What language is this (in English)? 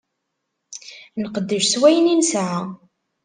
Kabyle